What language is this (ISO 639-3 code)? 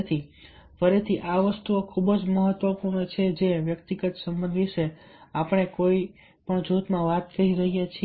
guj